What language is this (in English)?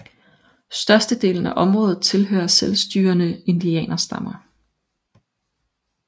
Danish